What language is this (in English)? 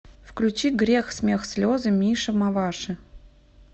Russian